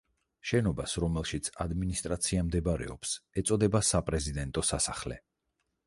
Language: Georgian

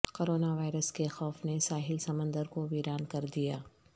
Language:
Urdu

